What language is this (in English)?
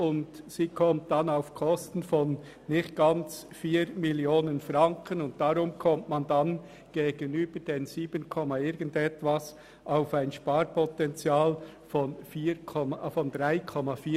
Swiss German